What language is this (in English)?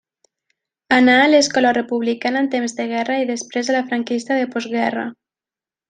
Catalan